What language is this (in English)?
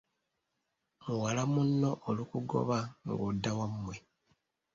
Ganda